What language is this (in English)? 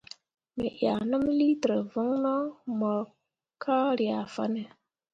Mundang